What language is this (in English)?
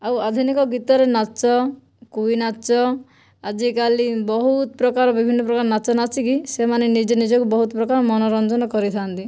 Odia